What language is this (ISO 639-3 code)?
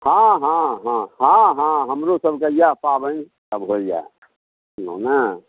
mai